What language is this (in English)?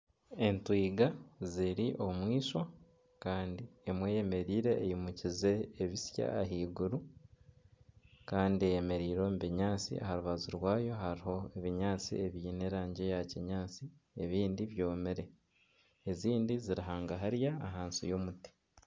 Nyankole